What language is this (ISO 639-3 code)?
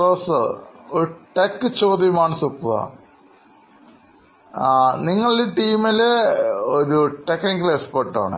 mal